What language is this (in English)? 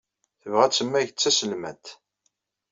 Kabyle